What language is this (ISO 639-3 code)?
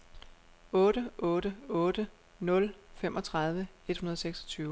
dan